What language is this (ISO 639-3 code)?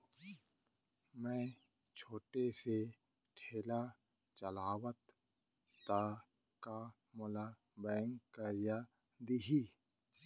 hne